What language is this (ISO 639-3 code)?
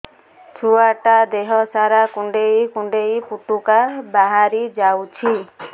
ori